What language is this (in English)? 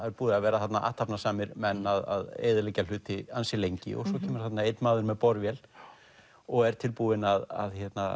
Icelandic